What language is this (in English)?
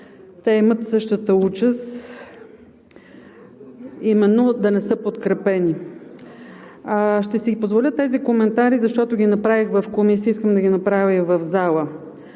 Bulgarian